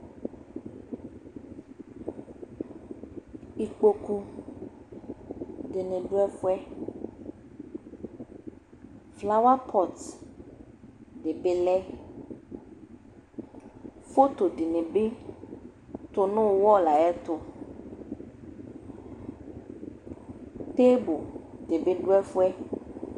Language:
Ikposo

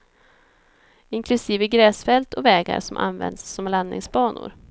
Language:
Swedish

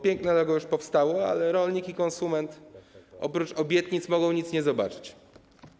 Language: Polish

